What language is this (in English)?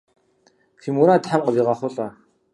Kabardian